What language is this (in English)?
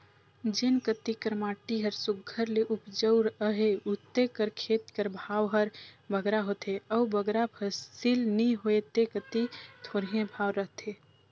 Chhattisgarhi